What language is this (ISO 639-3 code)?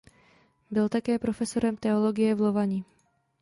ces